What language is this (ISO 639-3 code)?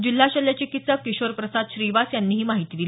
mar